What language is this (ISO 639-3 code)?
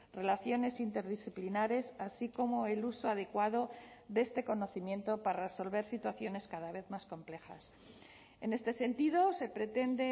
spa